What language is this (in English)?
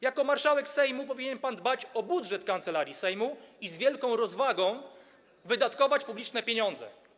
Polish